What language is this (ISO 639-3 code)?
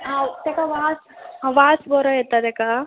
kok